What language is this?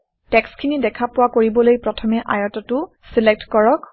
Assamese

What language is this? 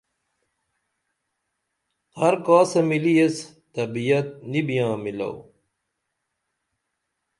Dameli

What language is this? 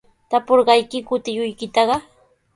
Sihuas Ancash Quechua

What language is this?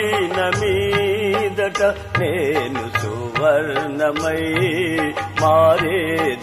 Hindi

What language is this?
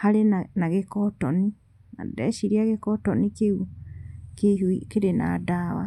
Kikuyu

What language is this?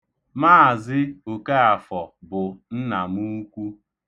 Igbo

